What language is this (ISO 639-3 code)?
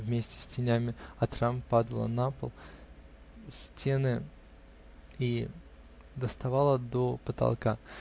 rus